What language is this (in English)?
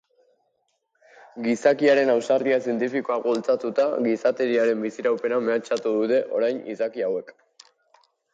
Basque